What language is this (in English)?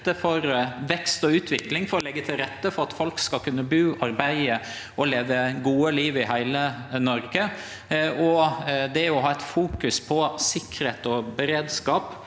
Norwegian